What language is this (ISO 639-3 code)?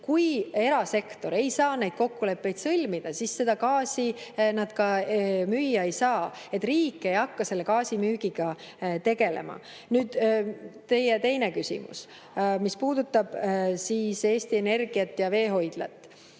est